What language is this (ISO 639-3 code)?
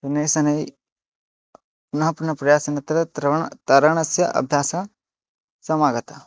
san